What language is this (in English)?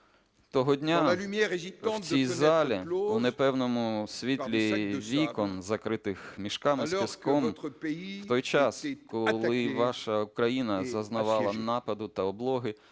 Ukrainian